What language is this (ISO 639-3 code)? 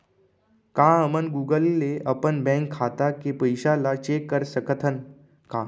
hne